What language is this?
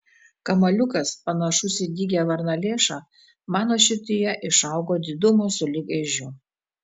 Lithuanian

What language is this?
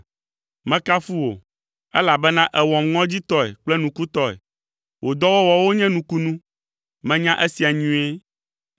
Ewe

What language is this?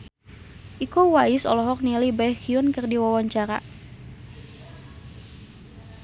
Sundanese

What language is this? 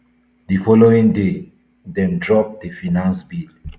Nigerian Pidgin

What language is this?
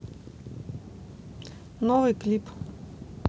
Russian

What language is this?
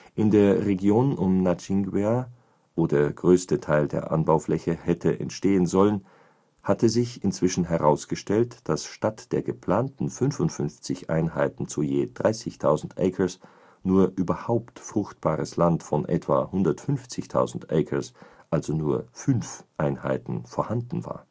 German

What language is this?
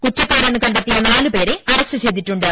Malayalam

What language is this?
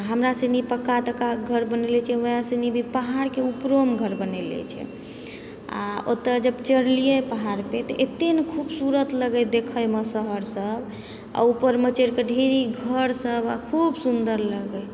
Maithili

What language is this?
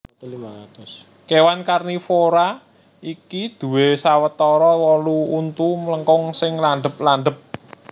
Javanese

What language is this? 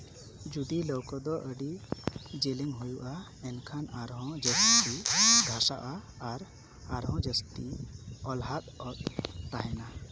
Santali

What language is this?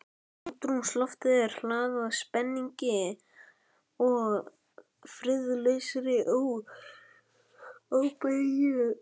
Icelandic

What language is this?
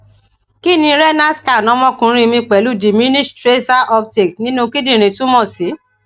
Yoruba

